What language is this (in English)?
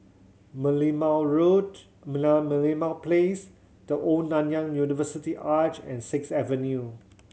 English